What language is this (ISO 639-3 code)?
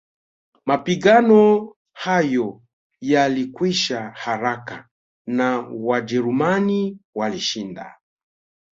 swa